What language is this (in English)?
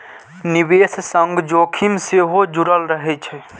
Maithili